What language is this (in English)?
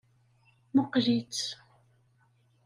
Kabyle